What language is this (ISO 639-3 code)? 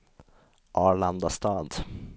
swe